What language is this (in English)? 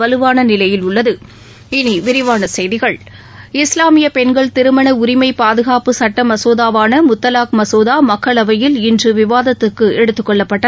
Tamil